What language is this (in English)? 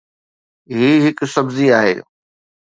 Sindhi